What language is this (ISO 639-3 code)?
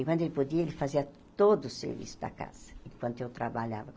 por